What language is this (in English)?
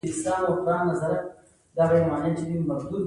Pashto